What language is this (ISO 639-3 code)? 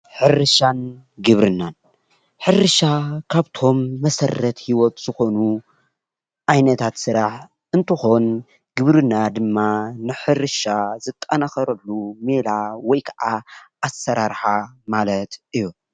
tir